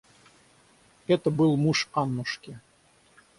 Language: Russian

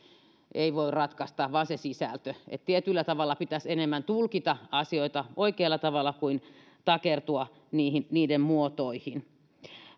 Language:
Finnish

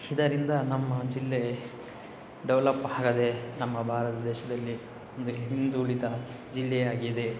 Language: Kannada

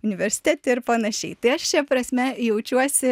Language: Lithuanian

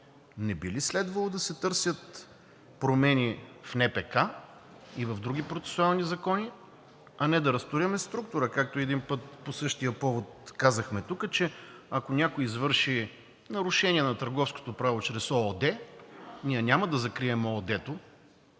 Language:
Bulgarian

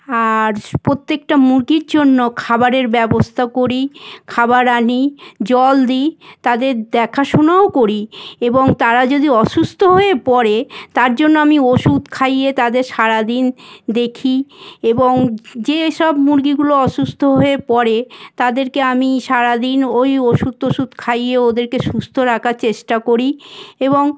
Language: Bangla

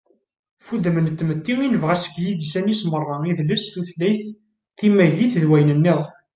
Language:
Kabyle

